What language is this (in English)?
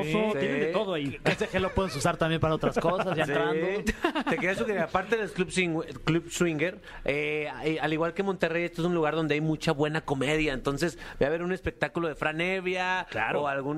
Spanish